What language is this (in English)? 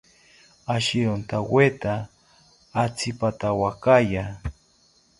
South Ucayali Ashéninka